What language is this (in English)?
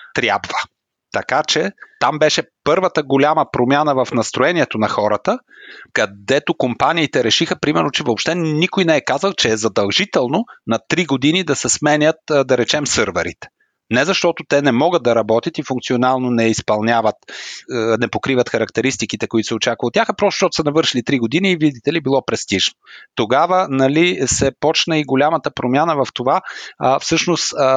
Bulgarian